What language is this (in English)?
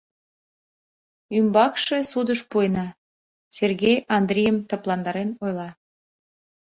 Mari